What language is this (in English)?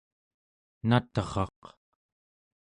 Central Yupik